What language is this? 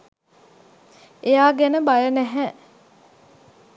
Sinhala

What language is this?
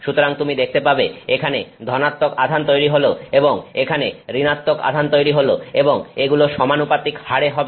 Bangla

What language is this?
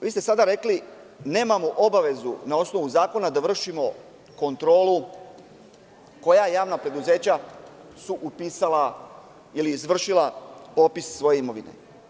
Serbian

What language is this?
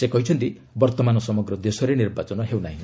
Odia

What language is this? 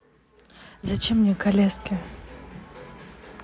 Russian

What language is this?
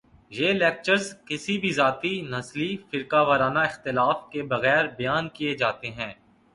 Urdu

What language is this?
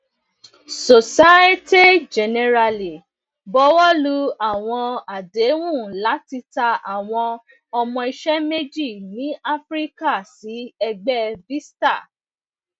Yoruba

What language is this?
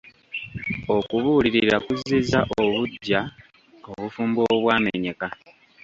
Ganda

